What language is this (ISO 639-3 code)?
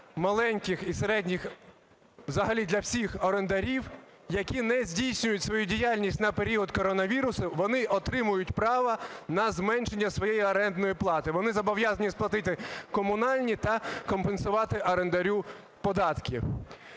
ukr